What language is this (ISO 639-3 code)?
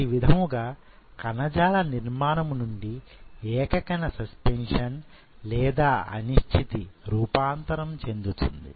tel